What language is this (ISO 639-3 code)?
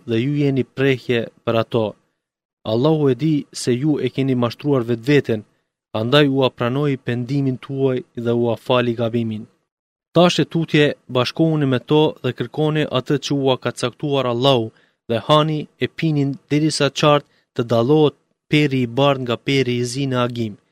ell